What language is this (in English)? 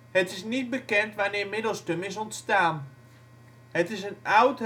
Dutch